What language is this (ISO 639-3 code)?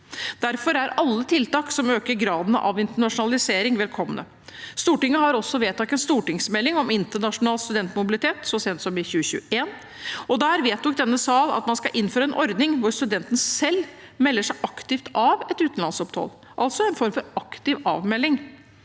nor